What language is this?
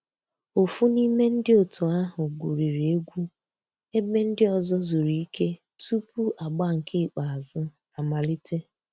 Igbo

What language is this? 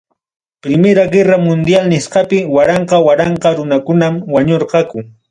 Ayacucho Quechua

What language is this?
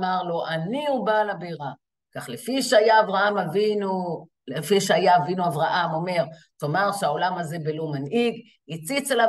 Hebrew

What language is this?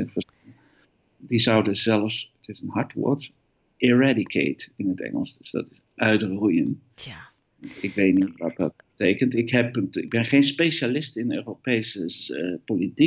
Dutch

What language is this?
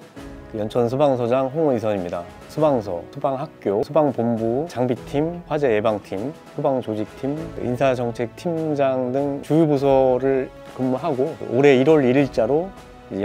Korean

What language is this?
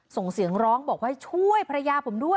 Thai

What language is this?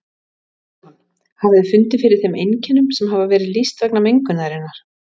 Icelandic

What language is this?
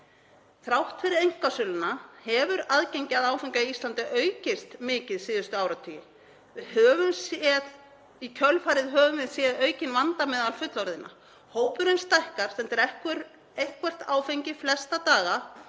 Icelandic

